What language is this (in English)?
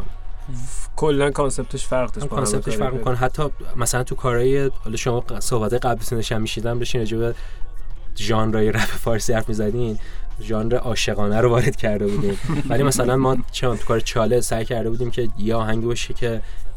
Persian